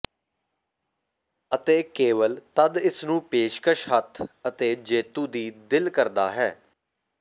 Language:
Punjabi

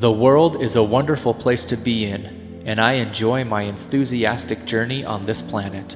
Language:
English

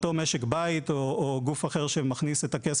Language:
Hebrew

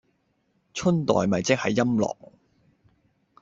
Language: Cantonese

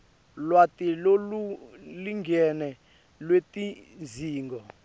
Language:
Swati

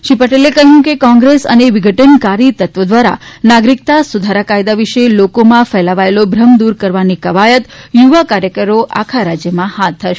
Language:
Gujarati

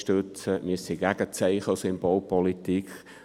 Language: Swiss German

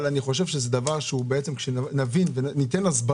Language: Hebrew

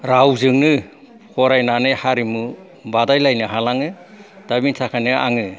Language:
Bodo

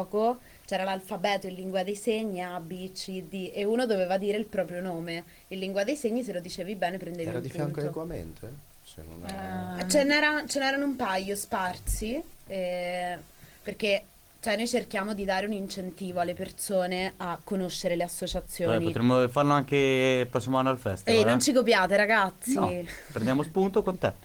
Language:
Italian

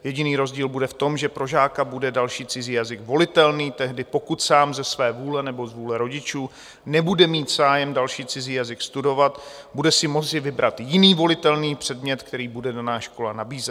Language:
Czech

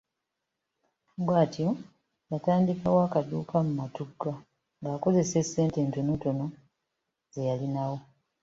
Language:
Ganda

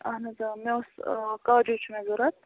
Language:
Kashmiri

